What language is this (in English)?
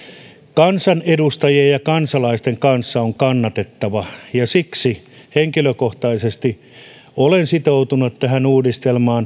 Finnish